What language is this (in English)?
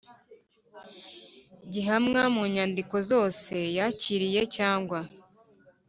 Kinyarwanda